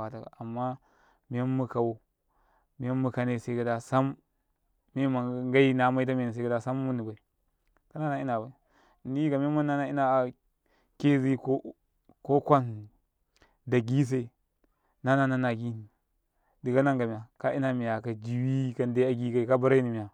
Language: Karekare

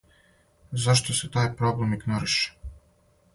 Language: Serbian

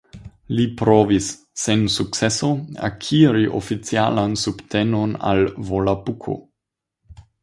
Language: Esperanto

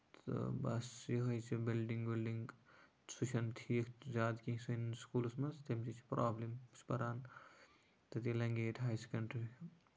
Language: Kashmiri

